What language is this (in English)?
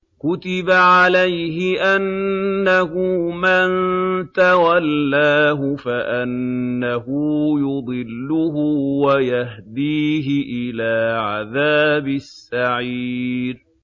Arabic